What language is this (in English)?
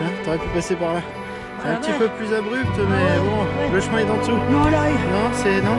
French